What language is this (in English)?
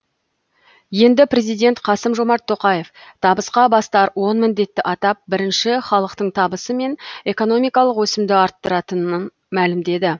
Kazakh